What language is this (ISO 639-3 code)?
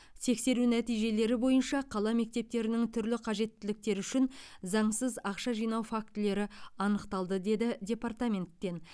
kaz